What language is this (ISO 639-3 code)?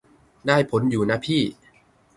tha